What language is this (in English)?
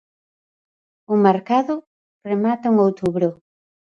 Galician